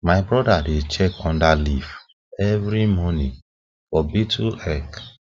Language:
Nigerian Pidgin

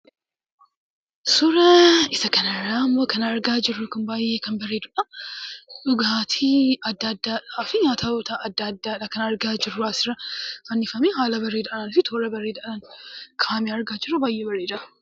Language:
Oromo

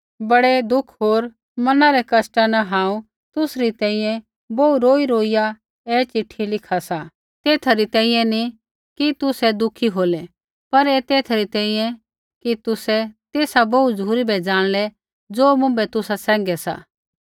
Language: Kullu Pahari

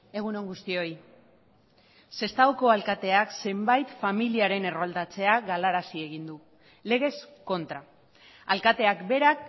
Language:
Basque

